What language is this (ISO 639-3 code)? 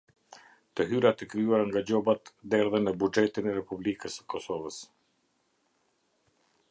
sqi